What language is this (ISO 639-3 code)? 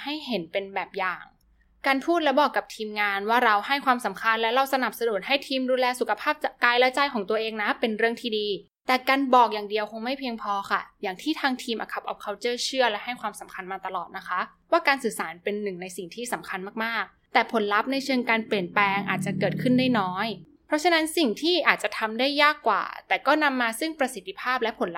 tha